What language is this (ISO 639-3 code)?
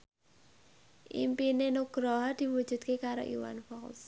jav